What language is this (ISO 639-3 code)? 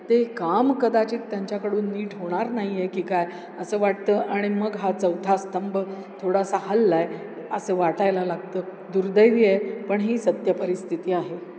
mar